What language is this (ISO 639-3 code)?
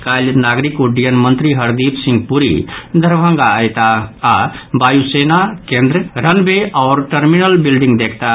mai